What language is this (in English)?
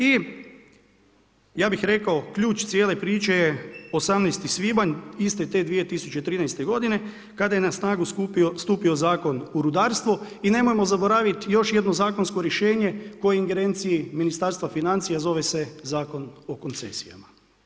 Croatian